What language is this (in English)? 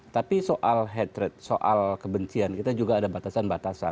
Indonesian